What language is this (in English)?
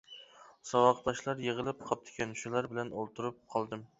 Uyghur